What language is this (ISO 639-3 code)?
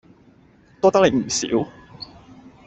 yue